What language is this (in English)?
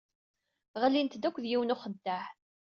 Kabyle